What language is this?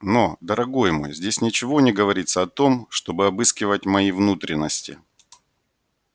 Russian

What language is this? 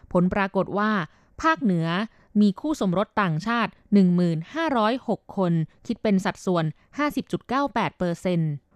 Thai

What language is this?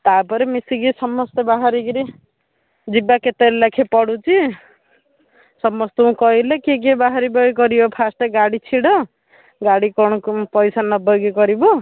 Odia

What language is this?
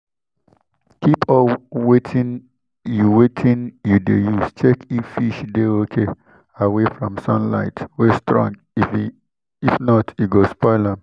Nigerian Pidgin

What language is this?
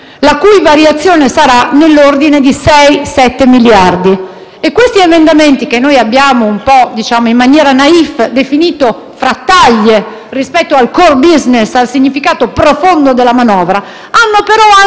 Italian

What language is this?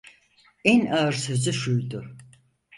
Turkish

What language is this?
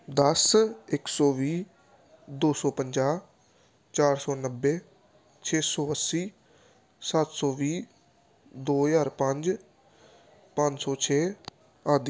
Punjabi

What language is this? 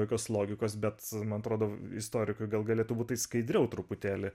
Lithuanian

